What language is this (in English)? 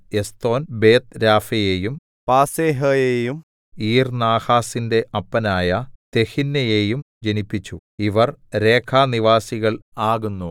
Malayalam